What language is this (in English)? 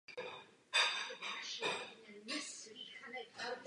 Czech